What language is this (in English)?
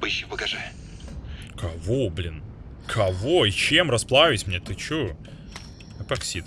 Russian